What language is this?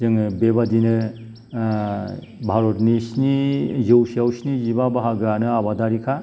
Bodo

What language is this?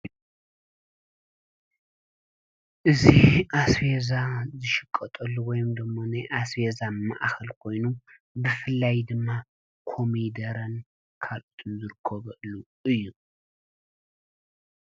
Tigrinya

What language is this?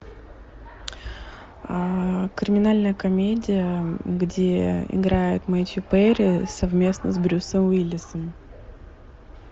Russian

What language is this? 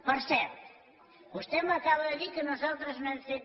Catalan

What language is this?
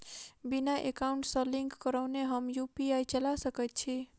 Maithili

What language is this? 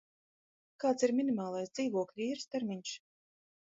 Latvian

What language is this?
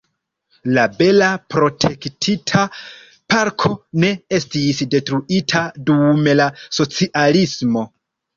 Esperanto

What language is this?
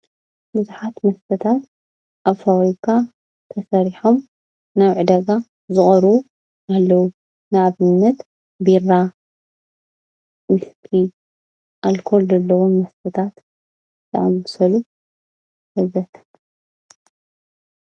Tigrinya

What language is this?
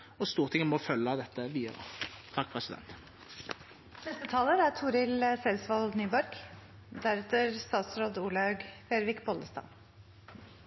Norwegian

